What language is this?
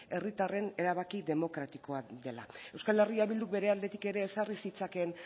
Basque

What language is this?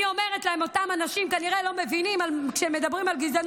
Hebrew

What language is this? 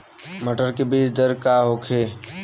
Bhojpuri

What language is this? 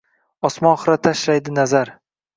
Uzbek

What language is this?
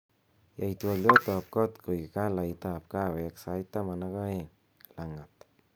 Kalenjin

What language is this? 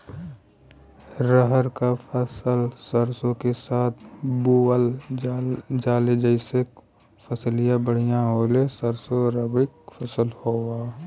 Bhojpuri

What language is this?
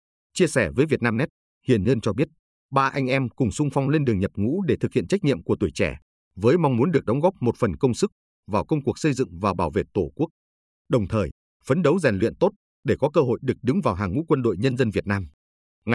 Vietnamese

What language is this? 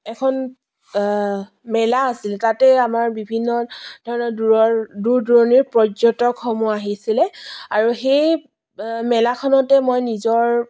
Assamese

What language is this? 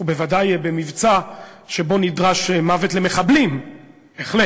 Hebrew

